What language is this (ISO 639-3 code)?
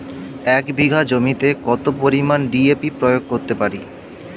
ben